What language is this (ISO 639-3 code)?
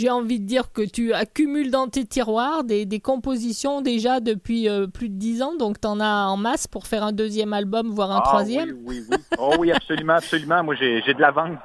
fra